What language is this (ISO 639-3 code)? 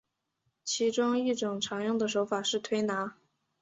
zho